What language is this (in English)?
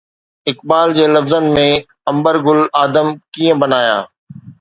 Sindhi